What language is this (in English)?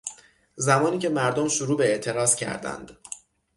Persian